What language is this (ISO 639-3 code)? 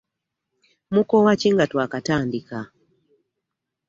lug